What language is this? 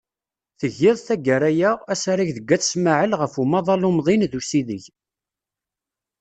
Kabyle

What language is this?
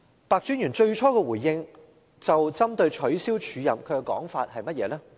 Cantonese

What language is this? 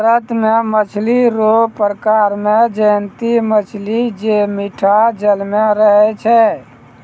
Maithili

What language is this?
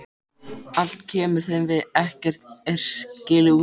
Icelandic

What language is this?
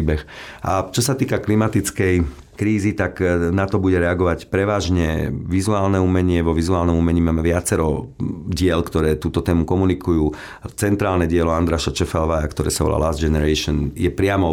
Slovak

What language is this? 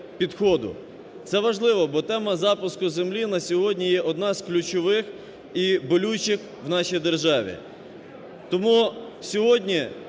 Ukrainian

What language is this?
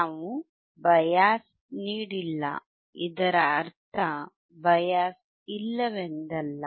Kannada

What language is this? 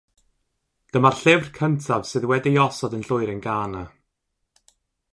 Welsh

